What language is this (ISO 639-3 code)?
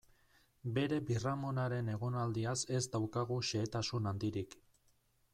eus